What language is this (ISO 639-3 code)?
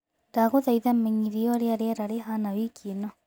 kik